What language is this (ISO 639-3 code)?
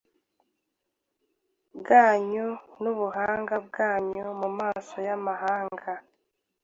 kin